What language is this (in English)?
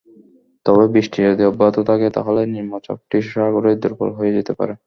Bangla